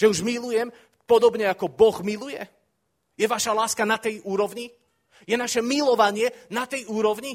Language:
Slovak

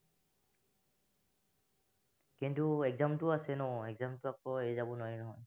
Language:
Assamese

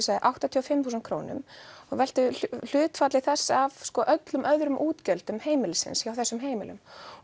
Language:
Icelandic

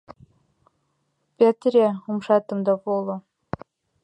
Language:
Mari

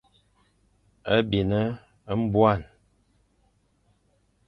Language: Fang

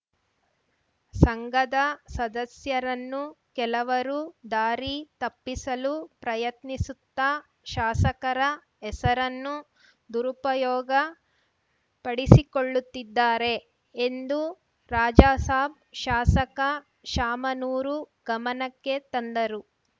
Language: Kannada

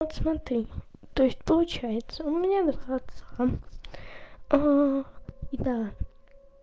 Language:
Russian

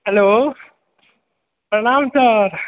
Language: Maithili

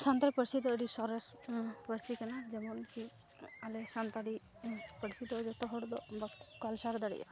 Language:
Santali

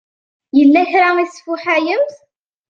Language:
Kabyle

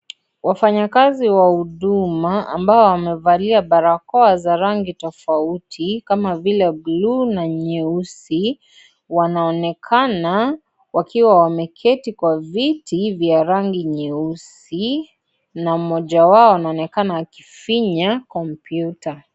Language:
Swahili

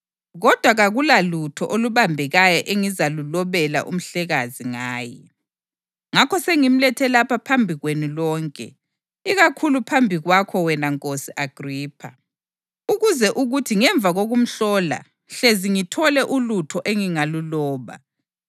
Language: North Ndebele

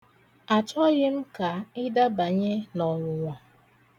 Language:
Igbo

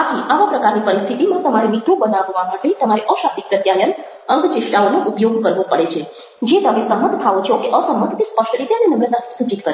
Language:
Gujarati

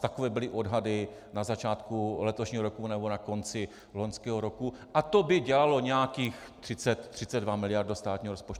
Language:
Czech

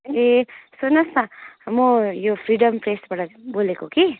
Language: Nepali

